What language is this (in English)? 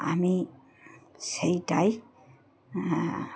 Bangla